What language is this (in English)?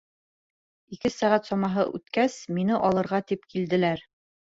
Bashkir